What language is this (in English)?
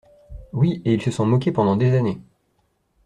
French